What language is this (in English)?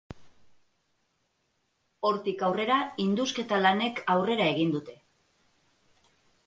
Basque